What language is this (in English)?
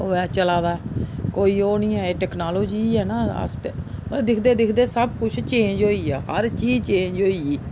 Dogri